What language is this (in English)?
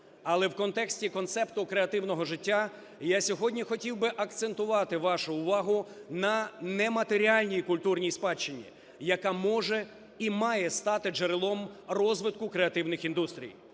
Ukrainian